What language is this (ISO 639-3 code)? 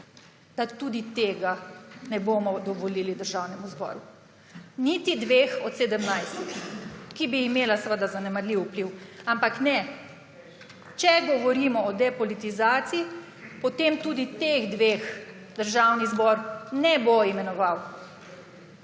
slv